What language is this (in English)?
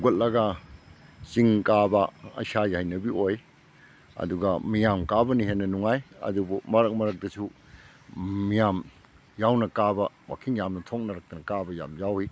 Manipuri